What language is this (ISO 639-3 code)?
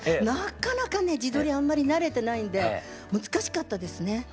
jpn